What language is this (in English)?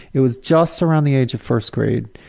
English